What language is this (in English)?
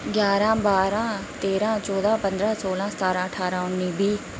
Dogri